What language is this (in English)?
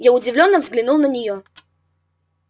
Russian